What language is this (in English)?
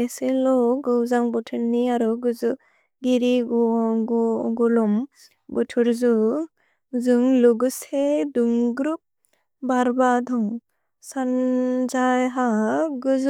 Bodo